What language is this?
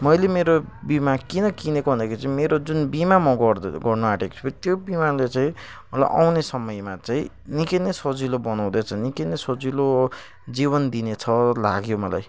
Nepali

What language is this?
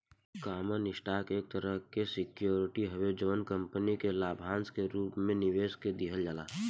Bhojpuri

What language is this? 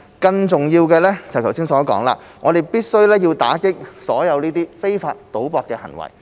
Cantonese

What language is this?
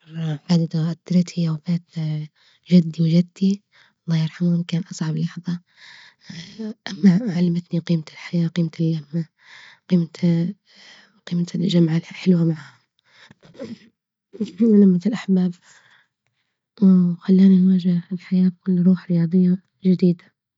Libyan Arabic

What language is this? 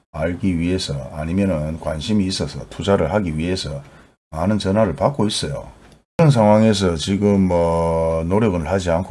Korean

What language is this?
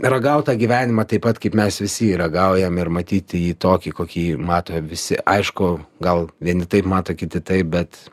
Lithuanian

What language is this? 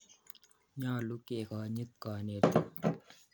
Kalenjin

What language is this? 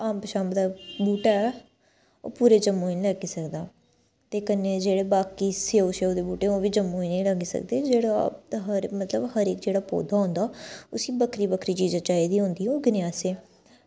Dogri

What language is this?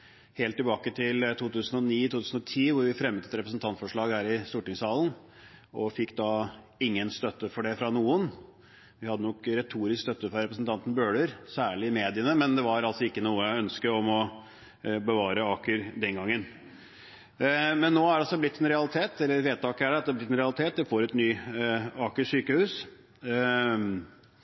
Norwegian Bokmål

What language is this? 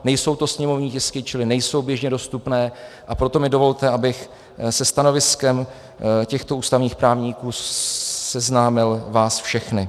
Czech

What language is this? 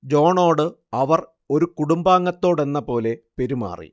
Malayalam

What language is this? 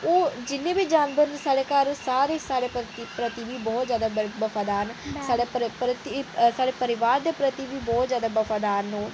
Dogri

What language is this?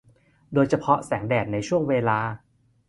Thai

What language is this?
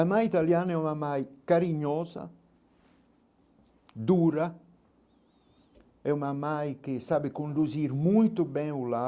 Portuguese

